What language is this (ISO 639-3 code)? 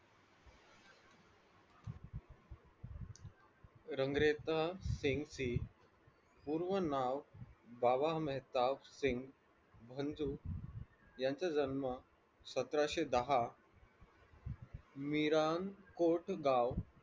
mar